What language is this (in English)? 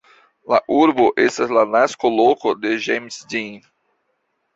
Esperanto